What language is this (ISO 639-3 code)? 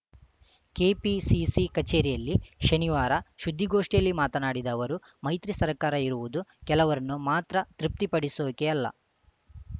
kan